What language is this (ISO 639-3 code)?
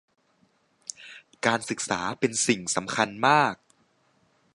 tha